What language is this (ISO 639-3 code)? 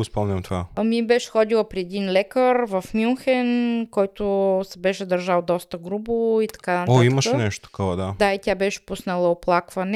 bul